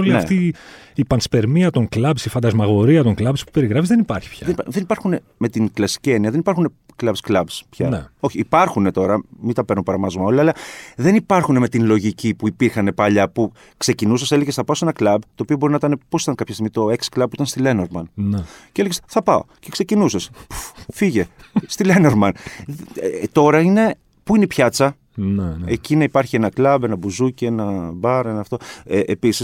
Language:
Greek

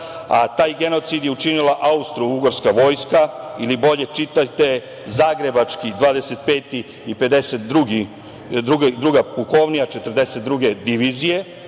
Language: Serbian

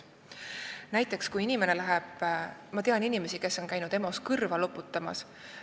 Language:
Estonian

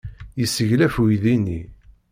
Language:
Kabyle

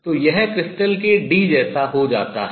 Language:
Hindi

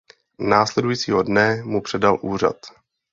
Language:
Czech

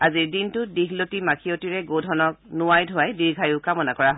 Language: Assamese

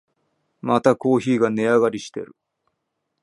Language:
Japanese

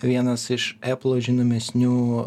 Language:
Lithuanian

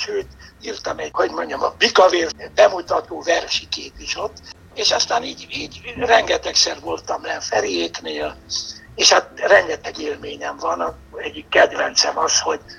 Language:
Hungarian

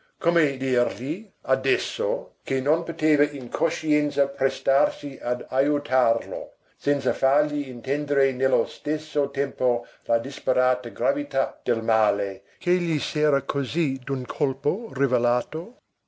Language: Italian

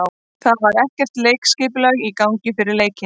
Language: Icelandic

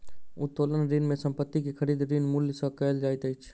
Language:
Maithili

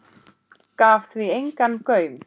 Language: Icelandic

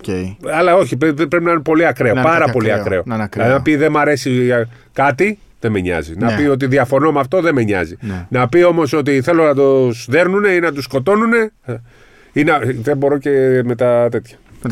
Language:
Greek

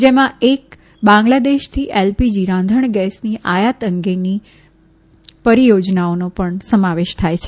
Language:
Gujarati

